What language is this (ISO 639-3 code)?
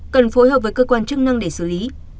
vie